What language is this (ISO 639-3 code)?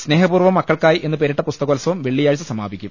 mal